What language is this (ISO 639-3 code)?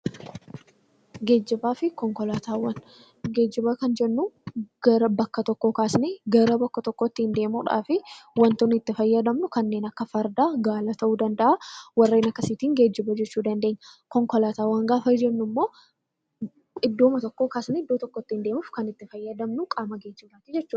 orm